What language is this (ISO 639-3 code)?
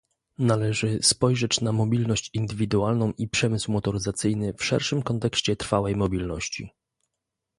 pol